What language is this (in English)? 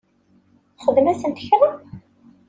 Kabyle